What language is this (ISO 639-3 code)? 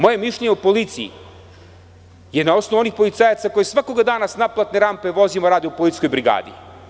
srp